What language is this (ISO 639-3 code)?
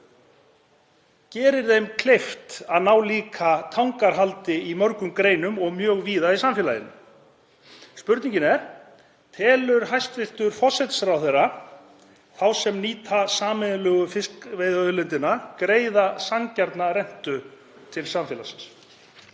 isl